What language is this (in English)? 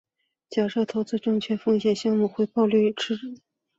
Chinese